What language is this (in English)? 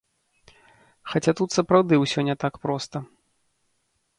Belarusian